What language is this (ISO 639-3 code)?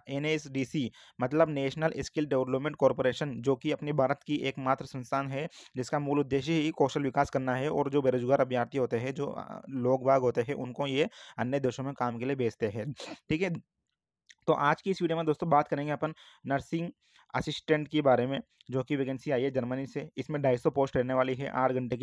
hin